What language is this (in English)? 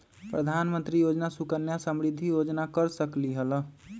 Magahi